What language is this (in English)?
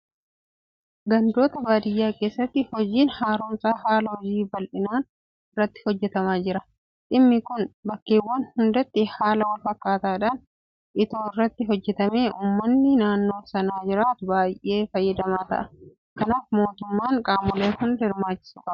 Oromo